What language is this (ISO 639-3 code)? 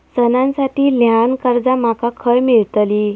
mar